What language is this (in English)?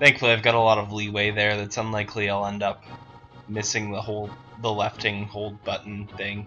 English